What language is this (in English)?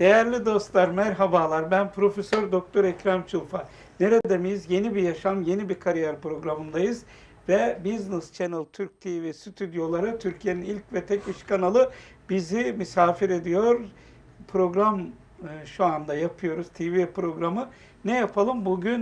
Turkish